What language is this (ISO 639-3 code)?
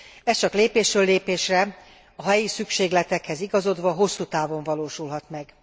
hun